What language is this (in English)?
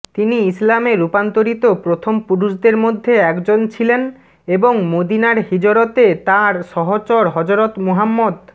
Bangla